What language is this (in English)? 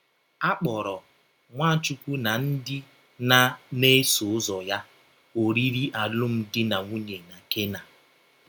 Igbo